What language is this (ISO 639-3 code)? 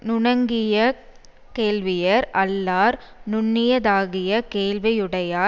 tam